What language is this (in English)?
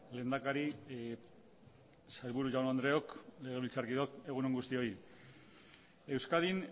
Basque